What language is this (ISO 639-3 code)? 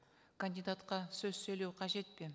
kaz